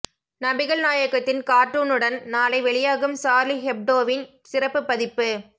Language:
Tamil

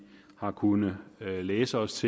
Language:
Danish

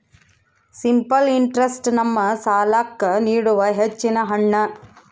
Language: Kannada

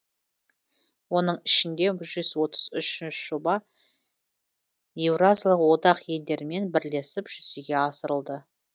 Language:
Kazakh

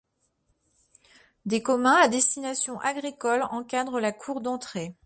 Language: French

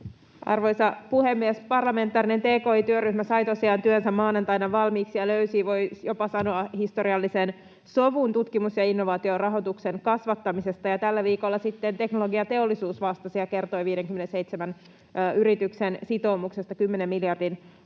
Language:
Finnish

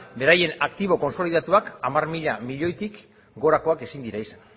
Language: Basque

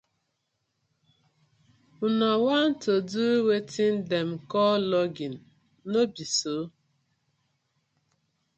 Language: Nigerian Pidgin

